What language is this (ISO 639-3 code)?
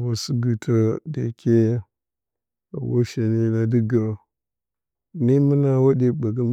bcy